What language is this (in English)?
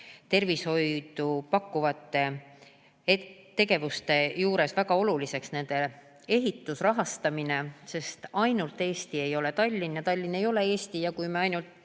Estonian